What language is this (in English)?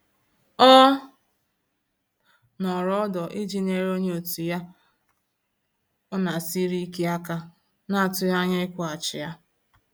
Igbo